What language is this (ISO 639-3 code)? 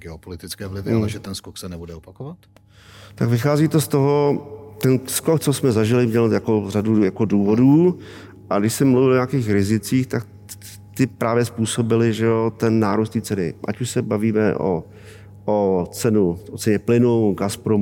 ces